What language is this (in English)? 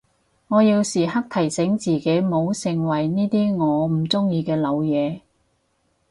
Cantonese